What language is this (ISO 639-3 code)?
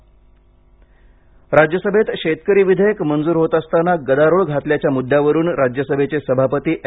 mar